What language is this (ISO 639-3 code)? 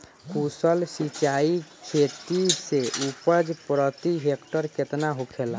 bho